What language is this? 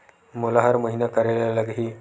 Chhattisgarhi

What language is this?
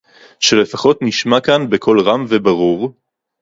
Hebrew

